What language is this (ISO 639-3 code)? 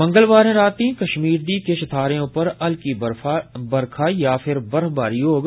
doi